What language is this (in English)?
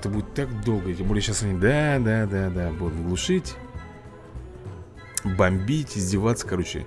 Russian